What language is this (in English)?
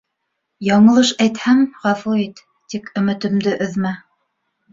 Bashkir